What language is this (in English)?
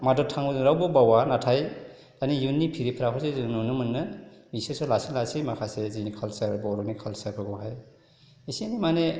Bodo